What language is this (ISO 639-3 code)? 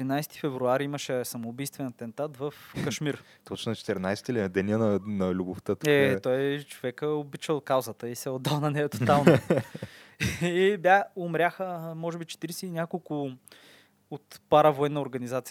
bul